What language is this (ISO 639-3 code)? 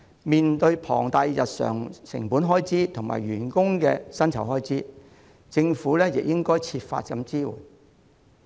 yue